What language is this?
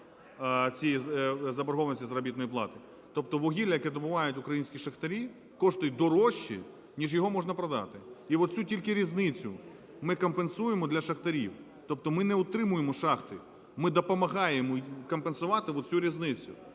Ukrainian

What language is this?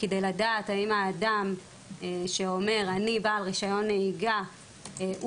Hebrew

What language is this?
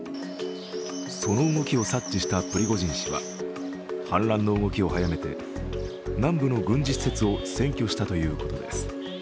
Japanese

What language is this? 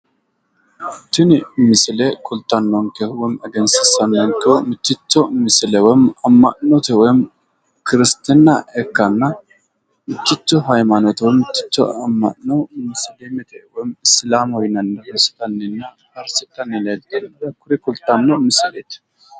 Sidamo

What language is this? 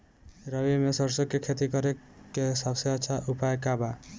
Bhojpuri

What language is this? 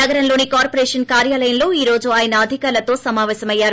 Telugu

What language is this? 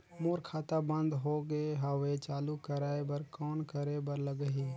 Chhattisgarhi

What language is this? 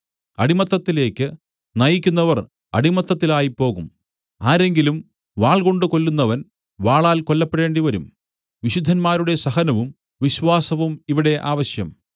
Malayalam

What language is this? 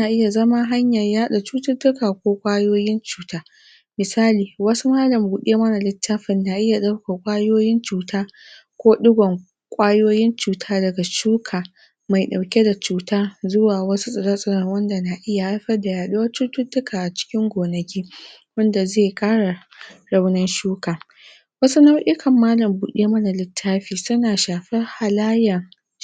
Hausa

